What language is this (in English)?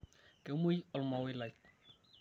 Masai